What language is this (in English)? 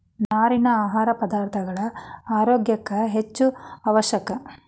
Kannada